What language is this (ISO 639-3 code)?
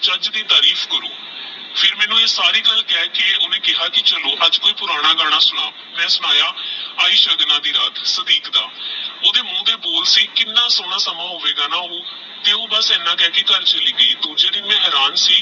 pan